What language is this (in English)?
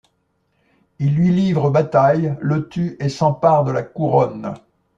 French